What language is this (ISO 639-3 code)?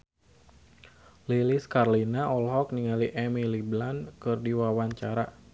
sun